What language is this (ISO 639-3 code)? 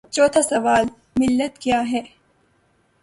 urd